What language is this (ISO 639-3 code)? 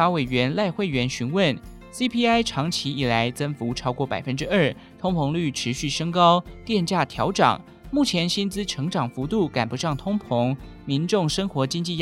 zho